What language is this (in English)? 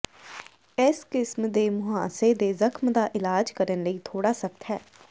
Punjabi